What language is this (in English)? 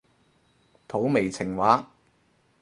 Cantonese